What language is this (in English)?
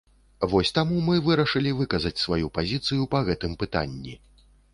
Belarusian